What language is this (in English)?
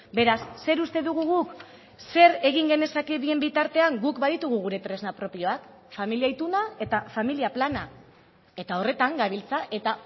Basque